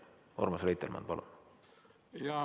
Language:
Estonian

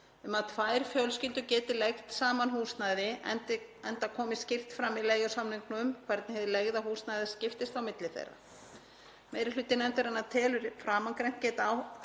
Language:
Icelandic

